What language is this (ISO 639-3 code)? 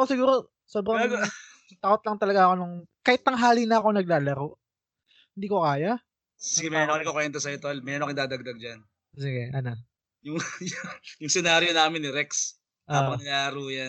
fil